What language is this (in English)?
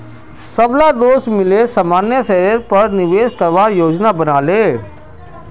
Magahi